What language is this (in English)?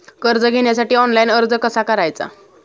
Marathi